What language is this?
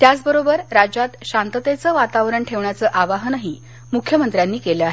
Marathi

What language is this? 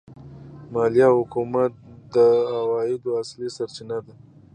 Pashto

